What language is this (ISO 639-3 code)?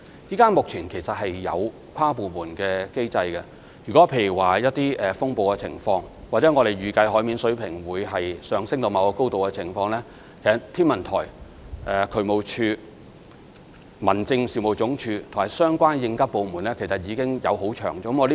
yue